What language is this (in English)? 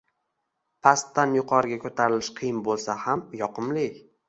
Uzbek